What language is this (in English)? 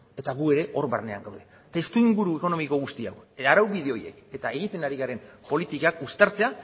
Basque